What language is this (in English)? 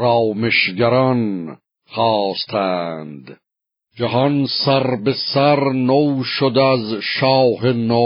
Persian